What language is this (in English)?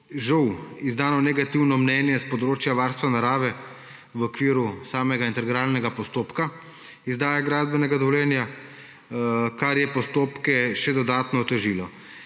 Slovenian